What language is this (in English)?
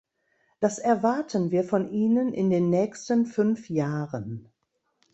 German